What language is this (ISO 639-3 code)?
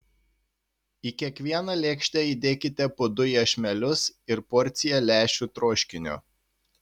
lit